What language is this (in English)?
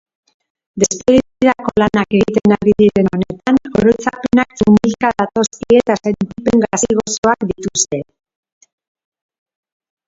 Basque